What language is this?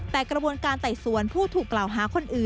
Thai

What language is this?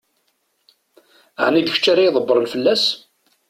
Kabyle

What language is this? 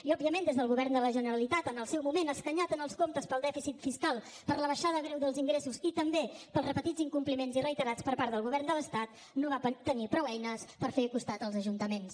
Catalan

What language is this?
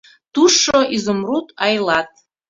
Mari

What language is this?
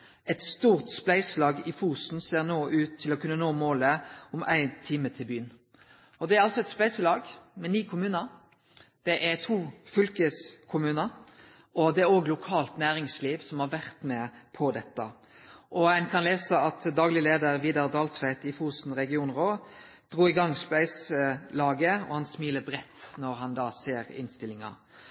Norwegian Nynorsk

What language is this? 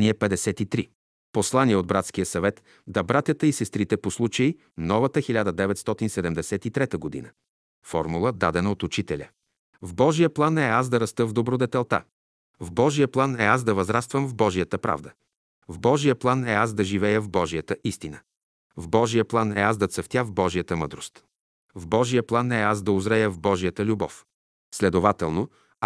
Bulgarian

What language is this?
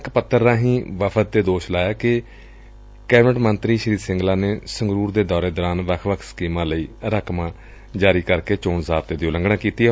Punjabi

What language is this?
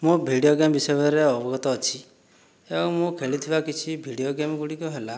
Odia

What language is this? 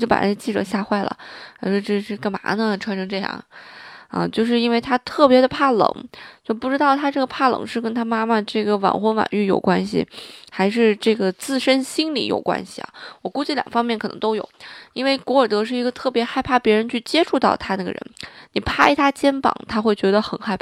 Chinese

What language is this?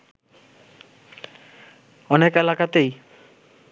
Bangla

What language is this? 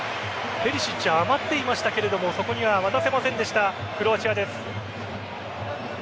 Japanese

